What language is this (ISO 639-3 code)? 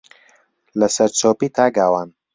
ckb